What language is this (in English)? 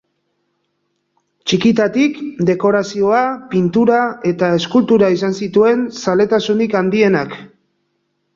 Basque